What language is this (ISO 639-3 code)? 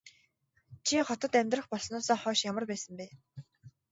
mon